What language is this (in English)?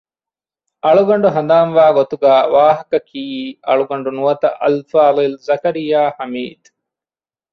Divehi